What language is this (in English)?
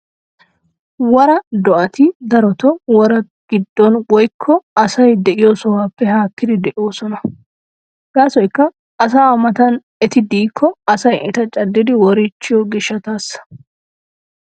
Wolaytta